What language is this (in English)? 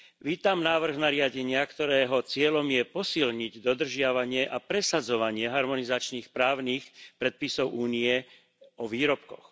Slovak